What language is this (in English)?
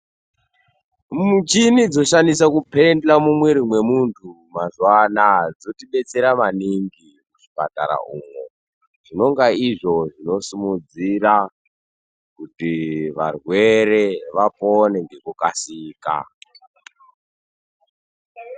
Ndau